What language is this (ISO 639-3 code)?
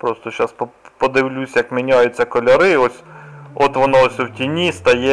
ukr